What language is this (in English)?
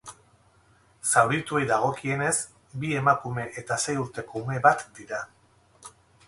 Basque